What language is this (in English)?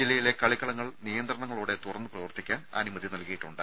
Malayalam